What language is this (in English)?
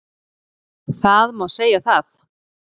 Icelandic